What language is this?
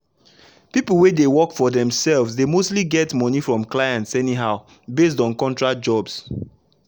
Nigerian Pidgin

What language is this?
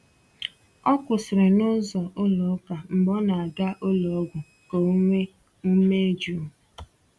Igbo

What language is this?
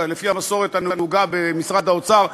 Hebrew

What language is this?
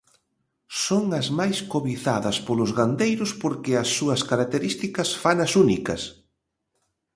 Galician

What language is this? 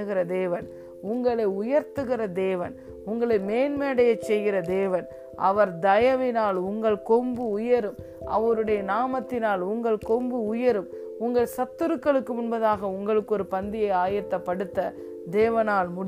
Tamil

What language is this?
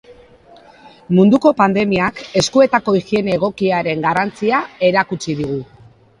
Basque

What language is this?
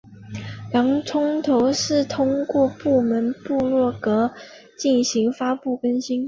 Chinese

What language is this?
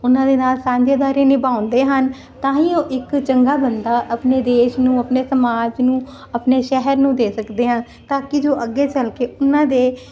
Punjabi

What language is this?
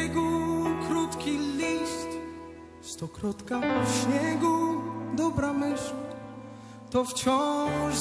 Polish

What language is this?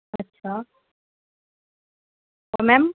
Urdu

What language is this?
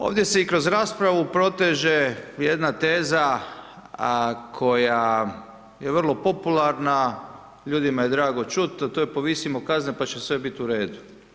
Croatian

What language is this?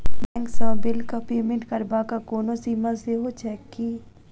Maithili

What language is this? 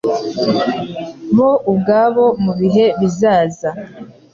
Kinyarwanda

